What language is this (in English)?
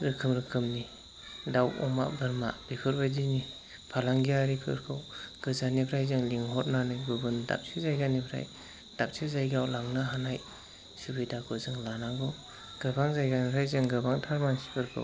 Bodo